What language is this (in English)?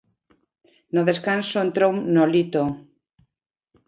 Galician